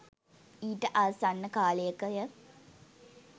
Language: Sinhala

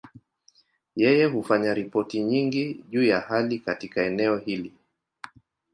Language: Swahili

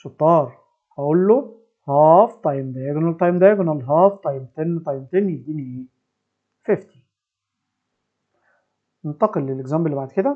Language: Arabic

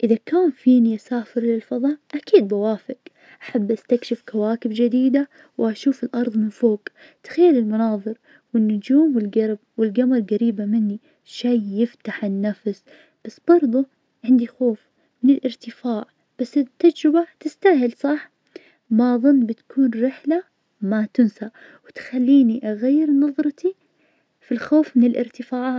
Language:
Najdi Arabic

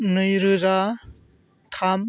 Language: Bodo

